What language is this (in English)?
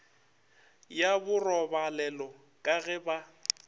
Northern Sotho